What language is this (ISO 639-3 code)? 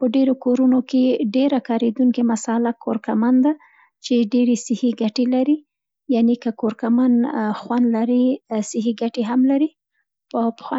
pst